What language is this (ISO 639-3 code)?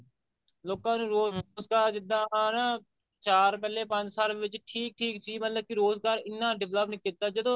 pan